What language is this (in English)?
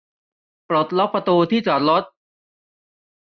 Thai